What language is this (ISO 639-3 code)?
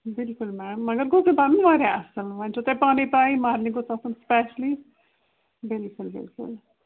kas